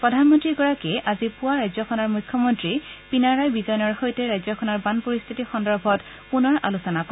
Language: Assamese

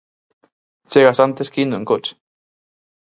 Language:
Galician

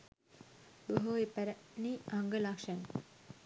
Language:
Sinhala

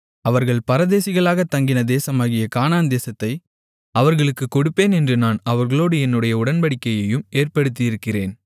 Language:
Tamil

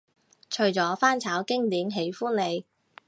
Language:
Cantonese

